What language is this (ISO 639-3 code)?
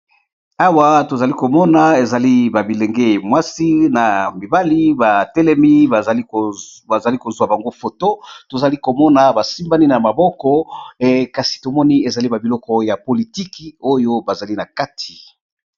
lin